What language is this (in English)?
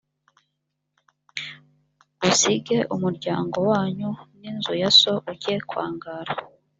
Kinyarwanda